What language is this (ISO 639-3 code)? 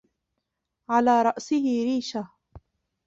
ara